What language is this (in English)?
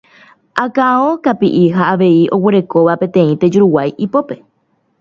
Guarani